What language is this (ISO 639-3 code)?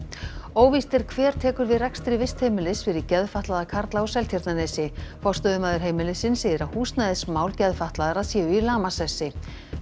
isl